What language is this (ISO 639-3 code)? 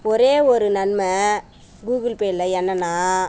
tam